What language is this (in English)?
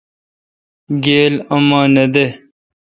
Kalkoti